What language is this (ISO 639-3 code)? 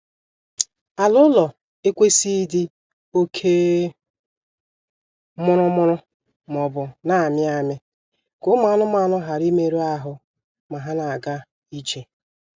ibo